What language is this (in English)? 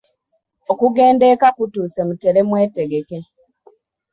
Ganda